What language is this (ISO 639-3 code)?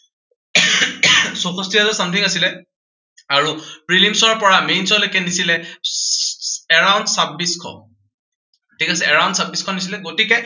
asm